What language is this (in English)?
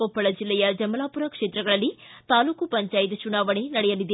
Kannada